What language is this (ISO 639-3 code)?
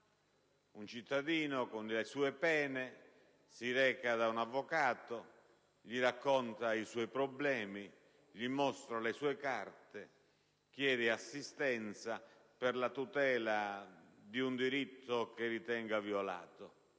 ita